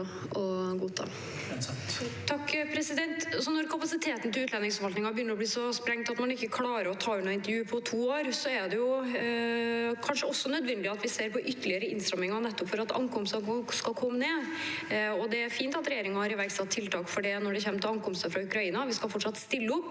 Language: Norwegian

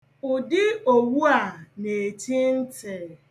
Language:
Igbo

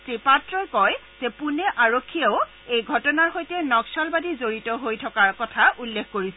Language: Assamese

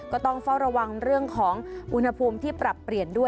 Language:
Thai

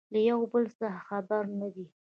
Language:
Pashto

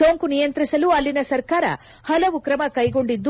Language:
Kannada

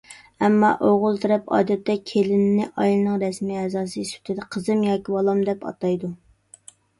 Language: Uyghur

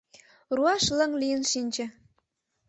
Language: Mari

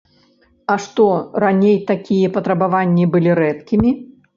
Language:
Belarusian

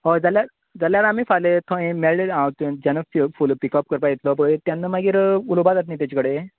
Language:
Konkani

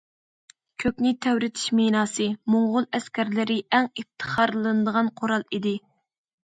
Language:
Uyghur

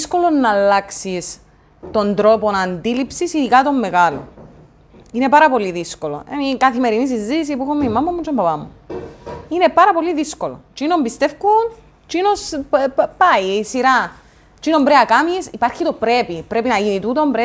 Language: Greek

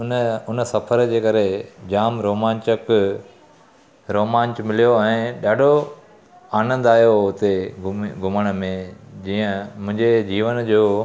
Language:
Sindhi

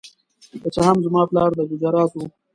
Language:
Pashto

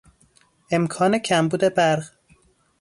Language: Persian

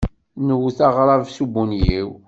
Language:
Kabyle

